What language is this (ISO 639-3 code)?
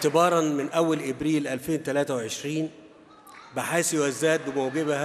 ara